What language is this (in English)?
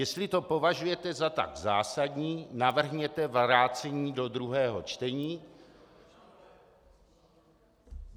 Czech